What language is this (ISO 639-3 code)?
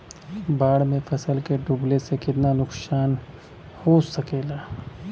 bho